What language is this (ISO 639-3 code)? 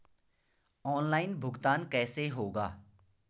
hin